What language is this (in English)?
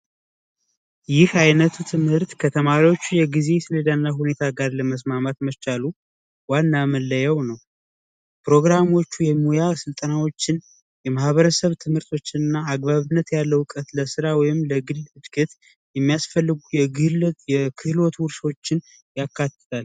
Amharic